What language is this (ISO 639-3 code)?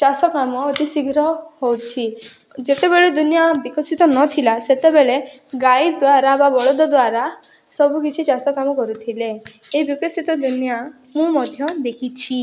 ori